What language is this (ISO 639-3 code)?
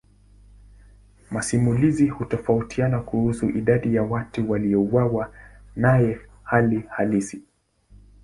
swa